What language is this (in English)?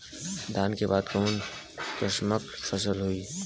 Bhojpuri